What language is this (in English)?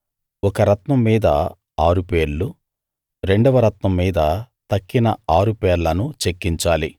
Telugu